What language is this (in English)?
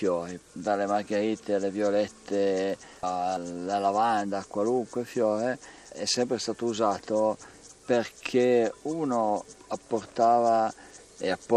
Italian